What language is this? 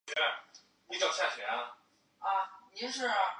Chinese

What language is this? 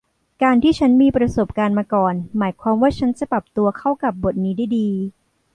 Thai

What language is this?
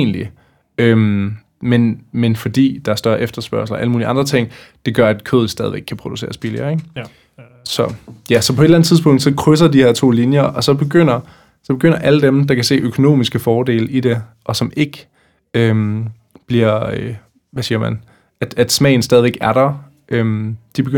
Danish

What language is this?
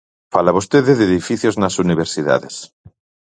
Galician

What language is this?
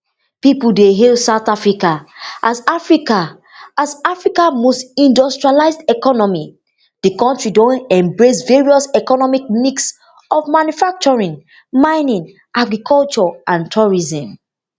Nigerian Pidgin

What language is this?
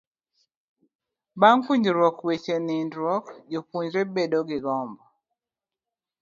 Luo (Kenya and Tanzania)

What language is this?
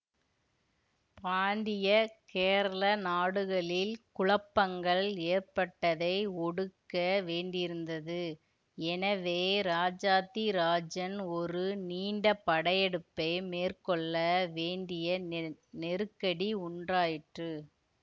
Tamil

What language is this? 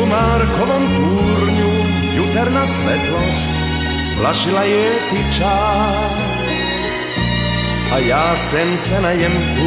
Czech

